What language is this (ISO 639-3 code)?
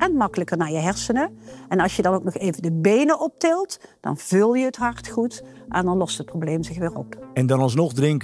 nld